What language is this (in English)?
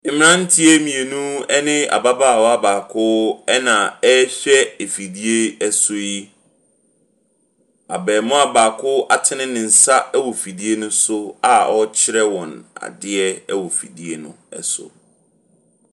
Akan